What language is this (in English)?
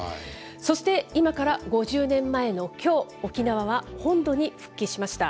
Japanese